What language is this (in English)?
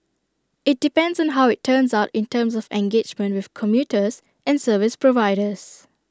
English